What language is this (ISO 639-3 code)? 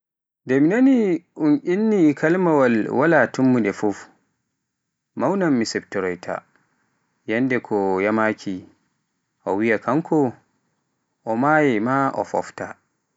fuf